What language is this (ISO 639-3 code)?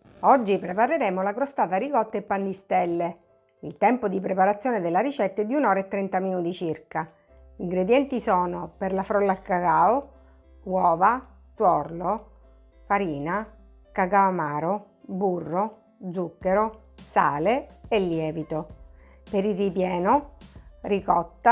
ita